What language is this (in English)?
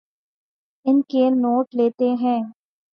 Urdu